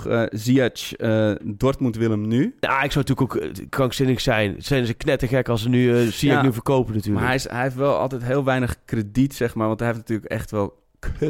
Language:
Dutch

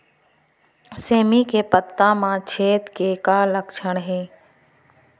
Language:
Chhattisgarhi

